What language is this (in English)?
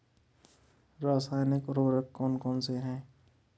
Hindi